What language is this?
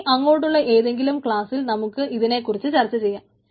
Malayalam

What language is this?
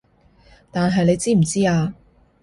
Cantonese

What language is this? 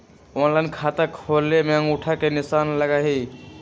Magahi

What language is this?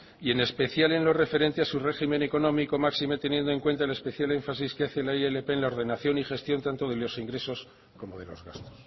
Spanish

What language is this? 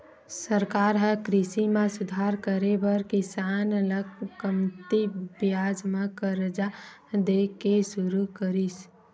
Chhattisgarhi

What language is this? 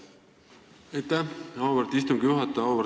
Estonian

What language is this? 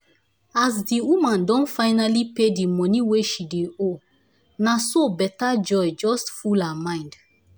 Nigerian Pidgin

